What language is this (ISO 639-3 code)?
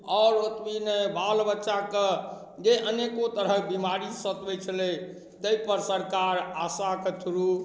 mai